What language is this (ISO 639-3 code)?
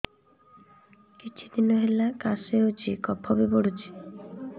ori